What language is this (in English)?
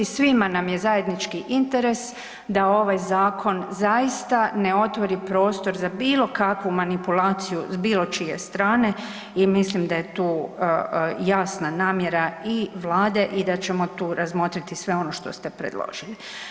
Croatian